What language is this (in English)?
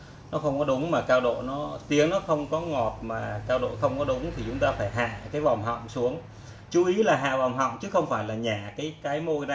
Vietnamese